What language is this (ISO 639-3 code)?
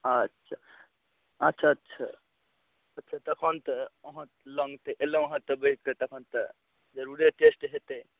mai